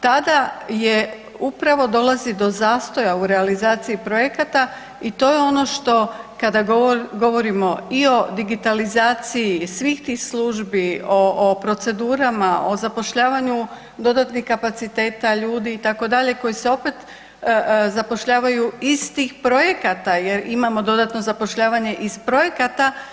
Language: Croatian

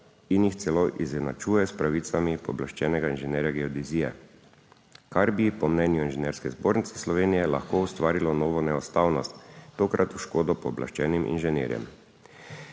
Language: Slovenian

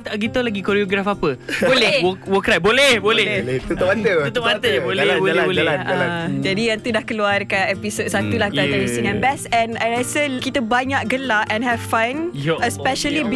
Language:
Malay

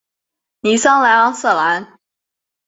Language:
Chinese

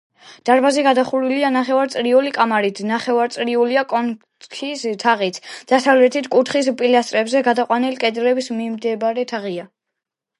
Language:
Georgian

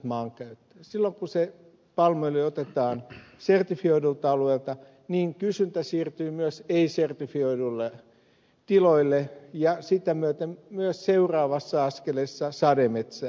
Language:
Finnish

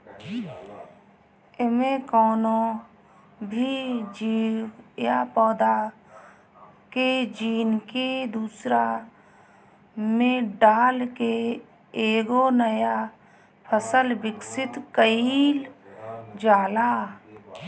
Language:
Bhojpuri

